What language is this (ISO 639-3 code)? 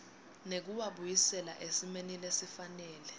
ssw